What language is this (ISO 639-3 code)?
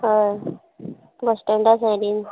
kok